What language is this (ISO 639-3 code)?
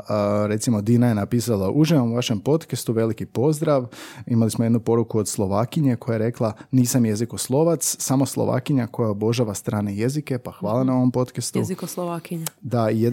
hrv